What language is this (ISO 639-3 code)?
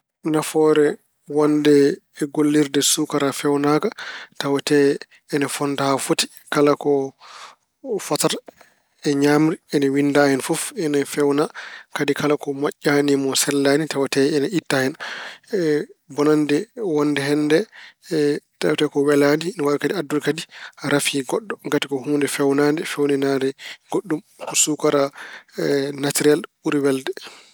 ful